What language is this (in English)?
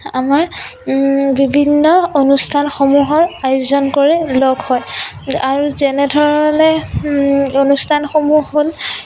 Assamese